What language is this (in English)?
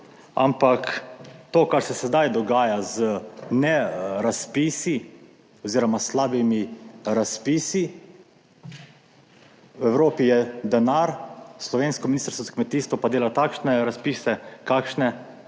Slovenian